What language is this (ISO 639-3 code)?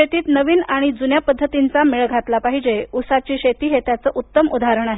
mar